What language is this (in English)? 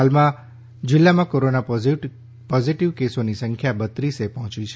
Gujarati